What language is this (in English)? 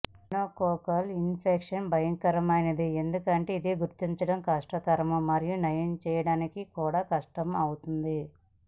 Telugu